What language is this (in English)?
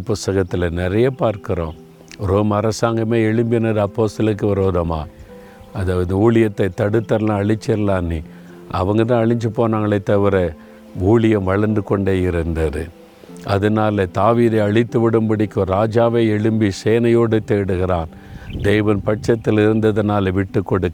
Tamil